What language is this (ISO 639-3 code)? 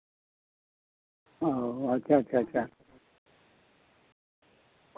sat